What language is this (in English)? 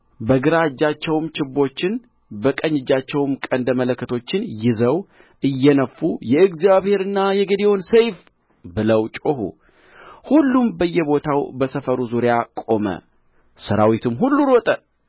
Amharic